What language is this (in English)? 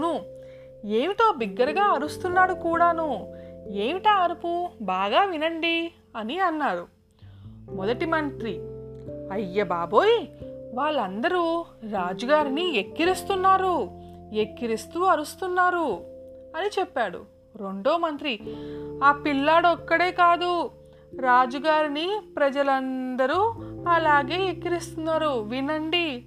Telugu